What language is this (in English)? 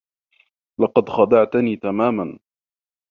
Arabic